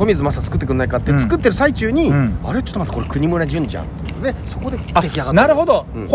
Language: Japanese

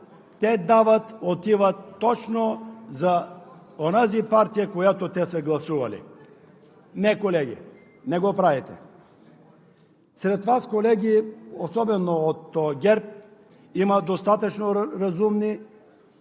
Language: Bulgarian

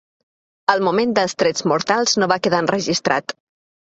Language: Catalan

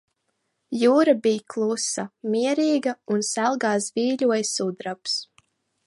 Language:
Latvian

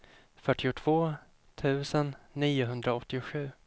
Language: Swedish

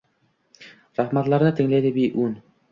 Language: Uzbek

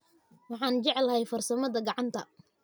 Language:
Somali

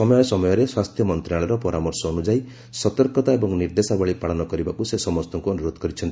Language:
Odia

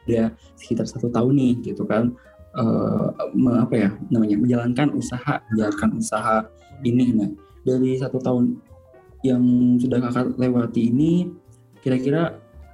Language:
Indonesian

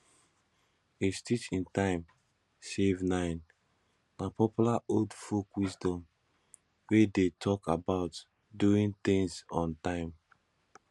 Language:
Nigerian Pidgin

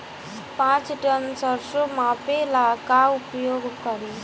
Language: Bhojpuri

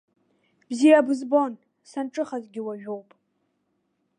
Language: Abkhazian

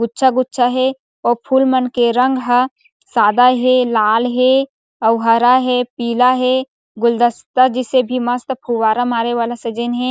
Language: Chhattisgarhi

